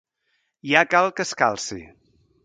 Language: Catalan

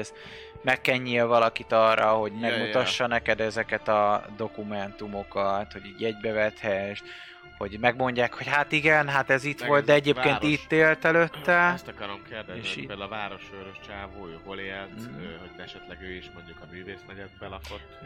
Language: Hungarian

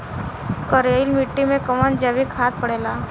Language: Bhojpuri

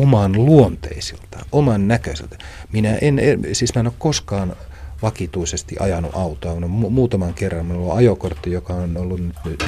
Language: Finnish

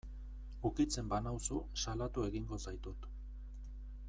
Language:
Basque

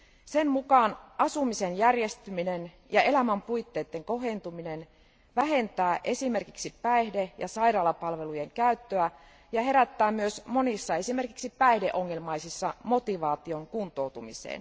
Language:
Finnish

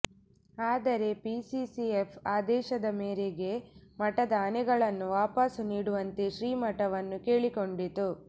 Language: Kannada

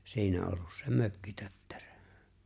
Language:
Finnish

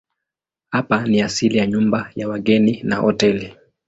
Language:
Swahili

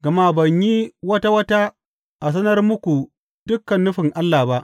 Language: Hausa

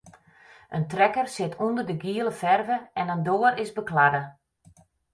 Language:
Western Frisian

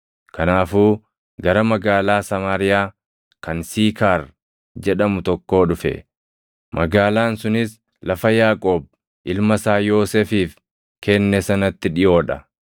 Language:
Oromo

